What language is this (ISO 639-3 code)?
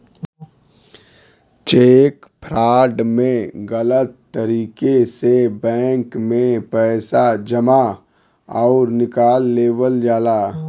bho